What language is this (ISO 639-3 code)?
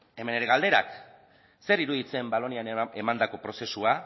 eus